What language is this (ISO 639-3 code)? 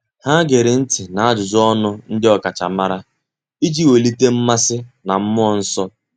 ibo